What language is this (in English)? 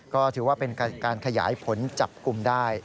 Thai